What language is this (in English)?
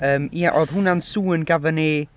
Welsh